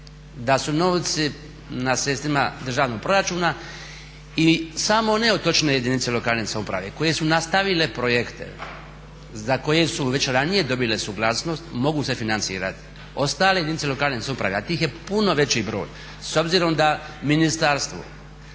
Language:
Croatian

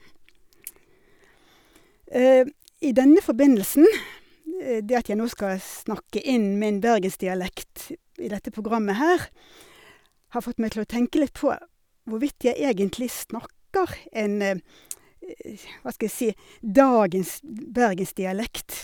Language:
Norwegian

